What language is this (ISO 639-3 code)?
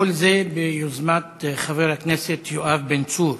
heb